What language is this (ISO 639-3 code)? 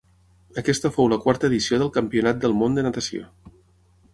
cat